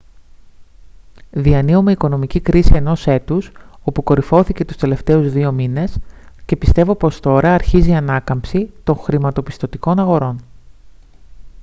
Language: Greek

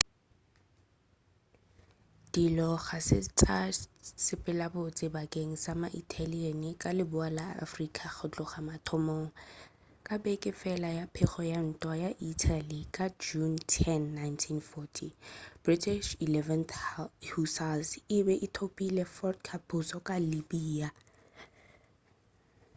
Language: Northern Sotho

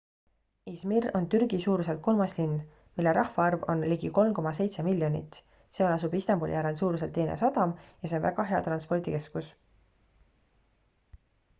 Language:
Estonian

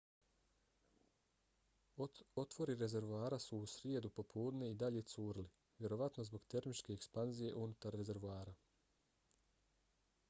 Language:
Bosnian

